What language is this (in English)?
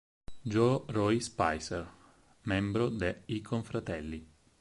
Italian